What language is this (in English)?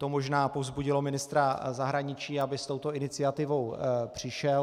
Czech